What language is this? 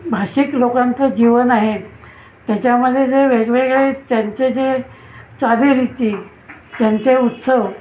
Marathi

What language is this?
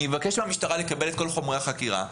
Hebrew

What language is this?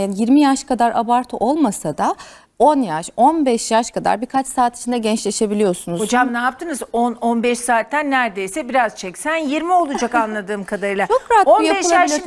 Turkish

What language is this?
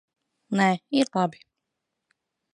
Latvian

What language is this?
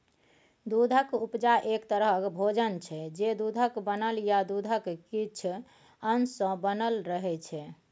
Maithili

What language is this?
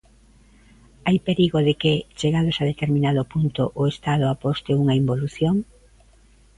Galician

